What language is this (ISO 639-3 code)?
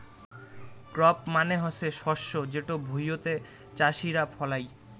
ben